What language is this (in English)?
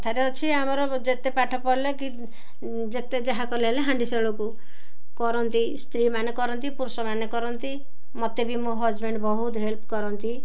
Odia